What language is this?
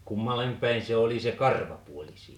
Finnish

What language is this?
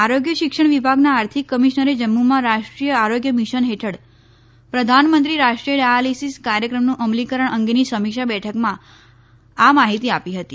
Gujarati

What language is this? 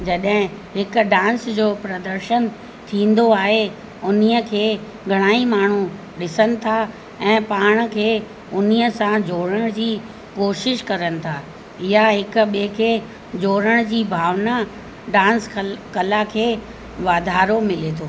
Sindhi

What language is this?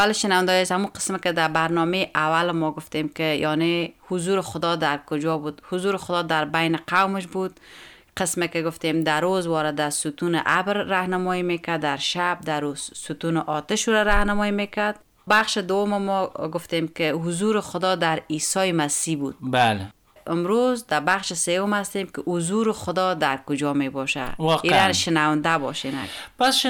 Persian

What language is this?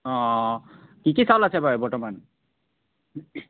Assamese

